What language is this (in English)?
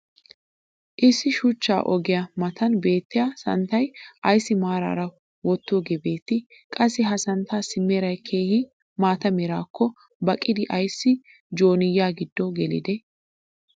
Wolaytta